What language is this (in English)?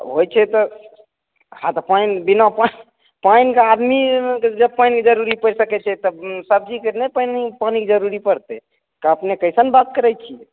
Maithili